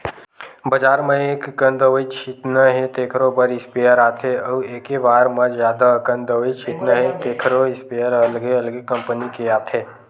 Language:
Chhattisgarhi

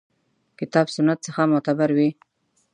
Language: Pashto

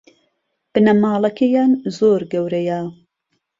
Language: Central Kurdish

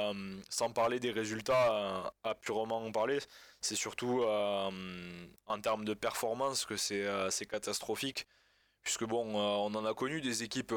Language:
French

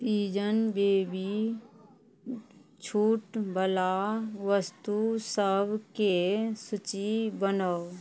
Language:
Maithili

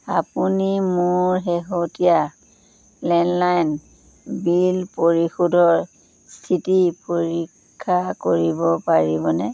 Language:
Assamese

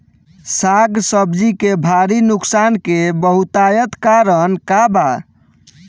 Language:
Bhojpuri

